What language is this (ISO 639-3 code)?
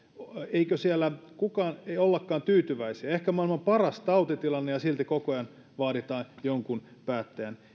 fin